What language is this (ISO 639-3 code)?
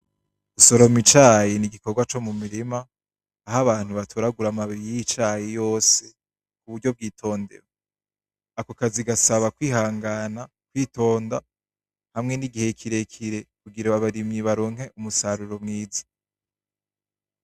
run